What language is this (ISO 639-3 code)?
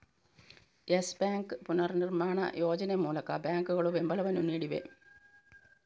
kan